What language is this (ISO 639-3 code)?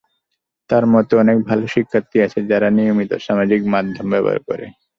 ben